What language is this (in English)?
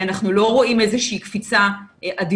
Hebrew